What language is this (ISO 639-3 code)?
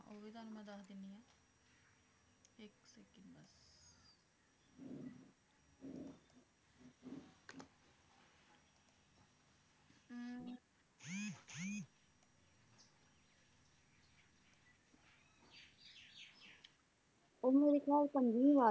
pan